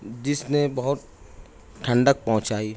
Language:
Urdu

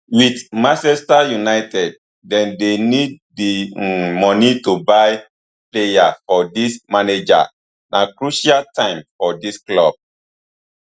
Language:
Nigerian Pidgin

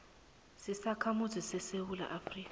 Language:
South Ndebele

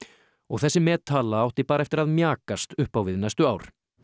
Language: Icelandic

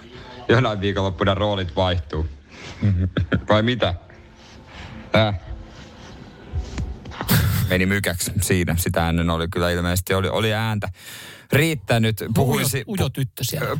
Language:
Finnish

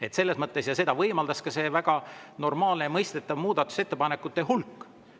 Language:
Estonian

